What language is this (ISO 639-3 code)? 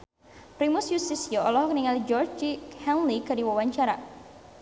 sun